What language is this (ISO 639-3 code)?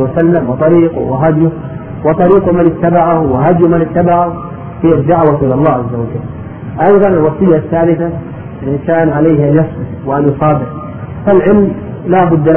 ara